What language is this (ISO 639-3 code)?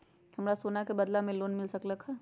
mag